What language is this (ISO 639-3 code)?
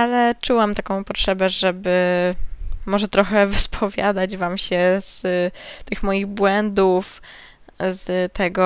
pol